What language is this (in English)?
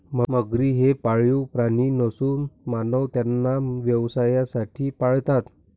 Marathi